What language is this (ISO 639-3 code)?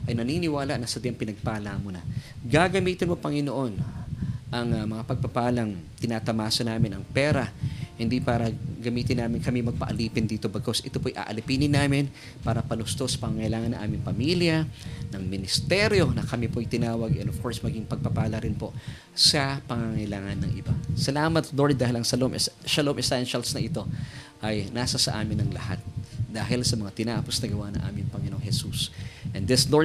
fil